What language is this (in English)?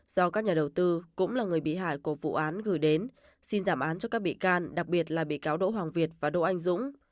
Vietnamese